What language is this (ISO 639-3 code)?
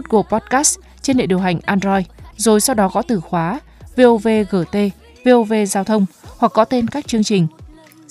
vie